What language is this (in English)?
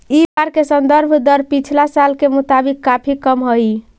Magahi